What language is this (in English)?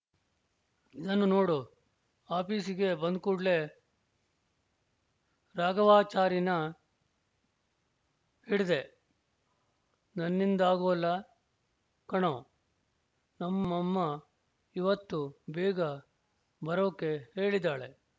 Kannada